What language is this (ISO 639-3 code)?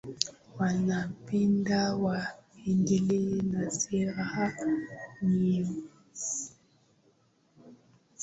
swa